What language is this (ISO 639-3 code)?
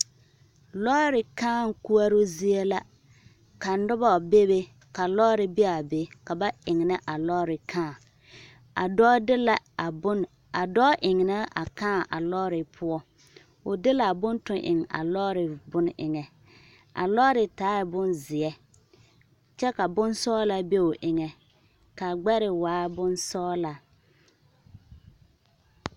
dga